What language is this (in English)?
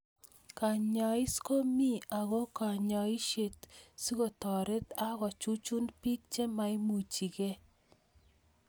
Kalenjin